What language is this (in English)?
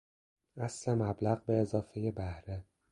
Persian